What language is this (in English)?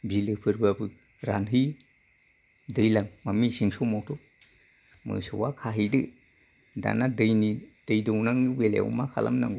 Bodo